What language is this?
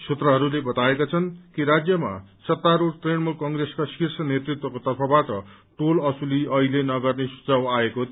Nepali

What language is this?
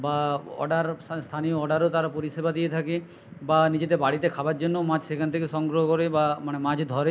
Bangla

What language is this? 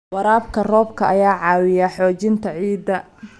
Somali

